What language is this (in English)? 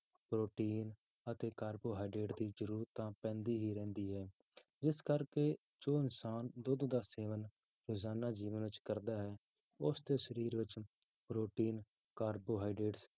Punjabi